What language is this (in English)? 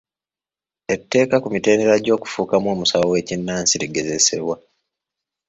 Ganda